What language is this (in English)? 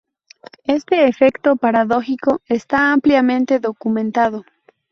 Spanish